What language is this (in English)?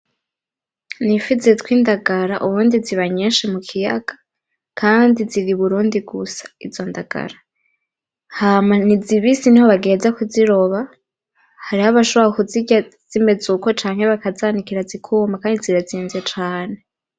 Rundi